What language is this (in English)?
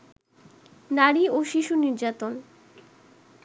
Bangla